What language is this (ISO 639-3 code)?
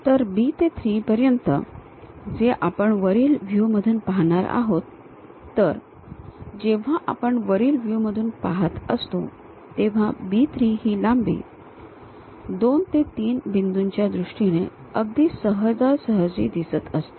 mar